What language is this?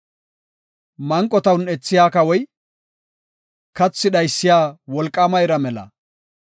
Gofa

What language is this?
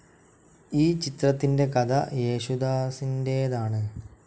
Malayalam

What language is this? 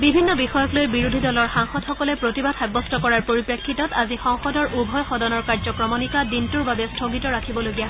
Assamese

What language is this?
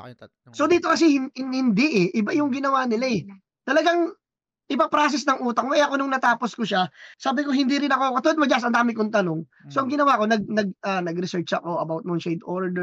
Filipino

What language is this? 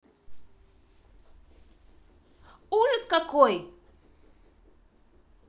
Russian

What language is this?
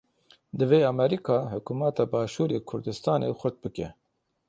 Kurdish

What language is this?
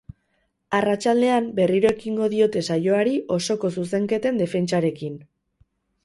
Basque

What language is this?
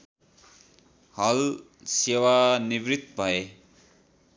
Nepali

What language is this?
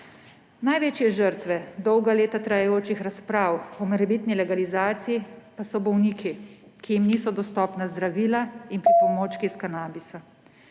Slovenian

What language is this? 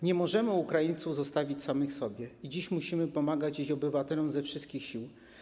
Polish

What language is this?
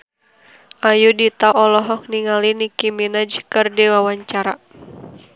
Sundanese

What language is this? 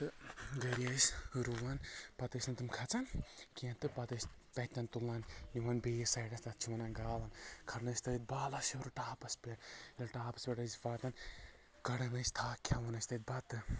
Kashmiri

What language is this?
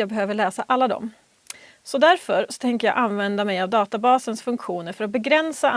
Swedish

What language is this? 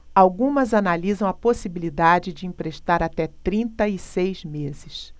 Portuguese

